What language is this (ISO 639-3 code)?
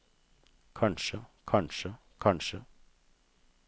nor